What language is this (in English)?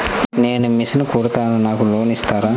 Telugu